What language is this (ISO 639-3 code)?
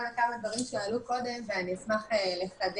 heb